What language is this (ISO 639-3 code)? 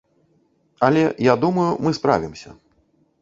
bel